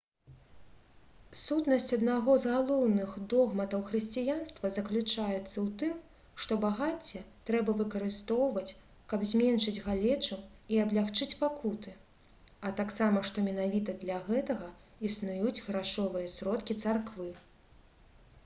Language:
Belarusian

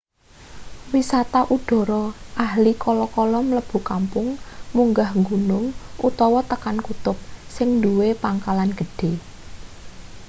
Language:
Javanese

